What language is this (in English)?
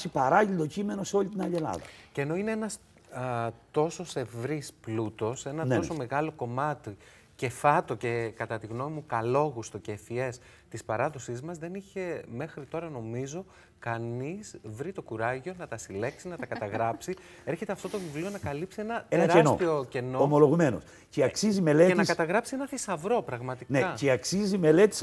Greek